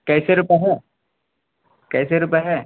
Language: Urdu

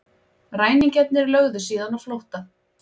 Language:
Icelandic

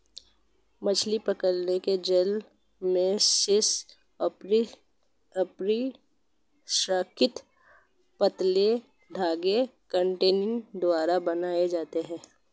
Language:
Hindi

